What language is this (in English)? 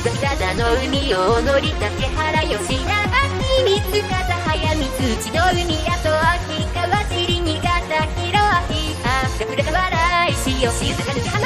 Japanese